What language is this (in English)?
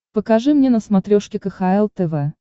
Russian